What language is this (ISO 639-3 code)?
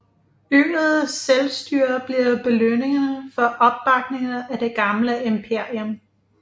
dan